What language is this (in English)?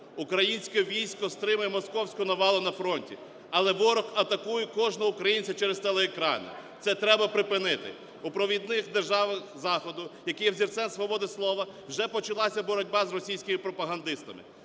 Ukrainian